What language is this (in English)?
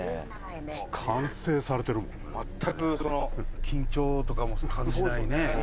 Japanese